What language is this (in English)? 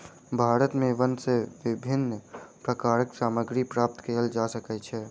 Maithili